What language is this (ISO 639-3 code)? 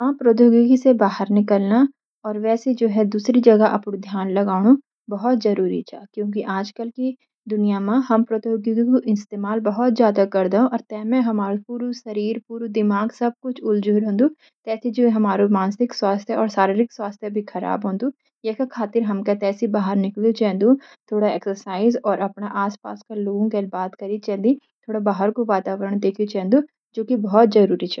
gbm